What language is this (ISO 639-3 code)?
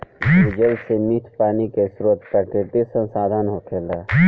bho